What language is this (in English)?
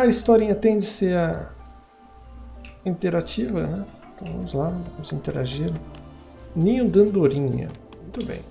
Portuguese